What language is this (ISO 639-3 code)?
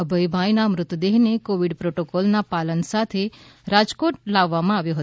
guj